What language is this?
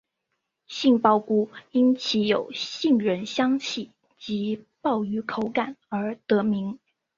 Chinese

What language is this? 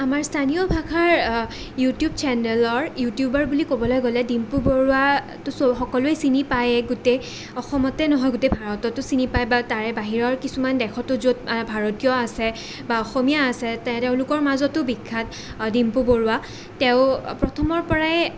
Assamese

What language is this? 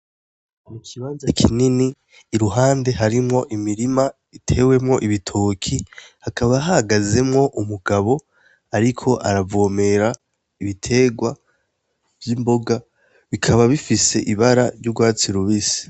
Rundi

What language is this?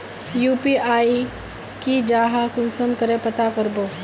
Magahi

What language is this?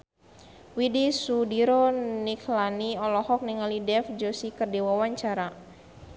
Sundanese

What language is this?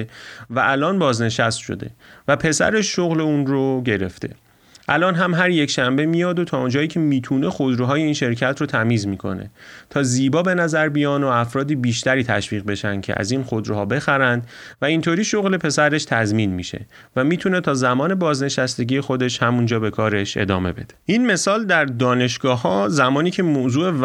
Persian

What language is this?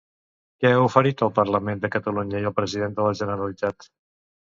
Catalan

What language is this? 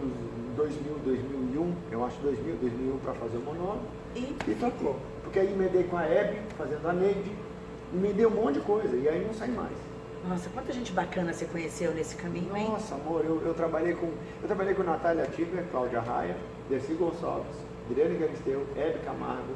Portuguese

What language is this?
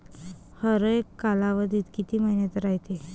Marathi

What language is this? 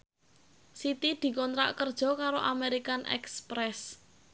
Javanese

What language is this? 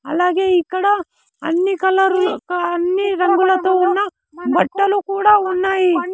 Telugu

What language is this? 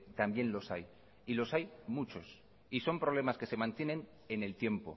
Spanish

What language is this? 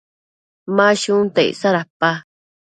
Matsés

